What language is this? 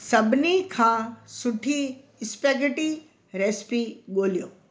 Sindhi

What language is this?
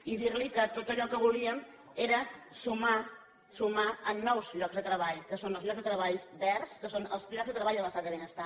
Catalan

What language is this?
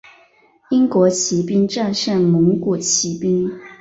Chinese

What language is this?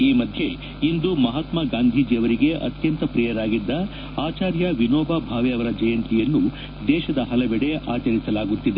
Kannada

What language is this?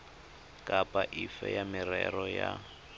Tswana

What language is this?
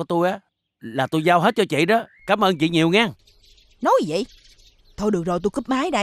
Vietnamese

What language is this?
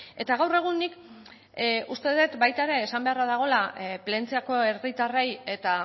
Basque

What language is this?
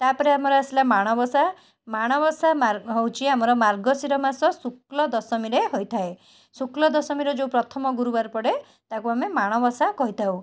Odia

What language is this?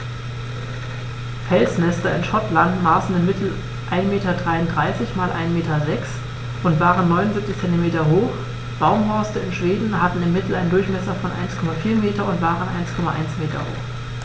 German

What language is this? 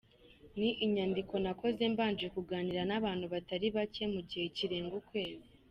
Kinyarwanda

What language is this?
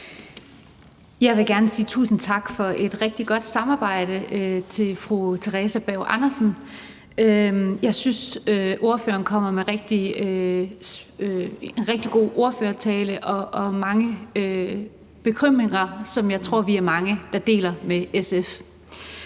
Danish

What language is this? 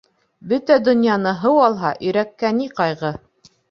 Bashkir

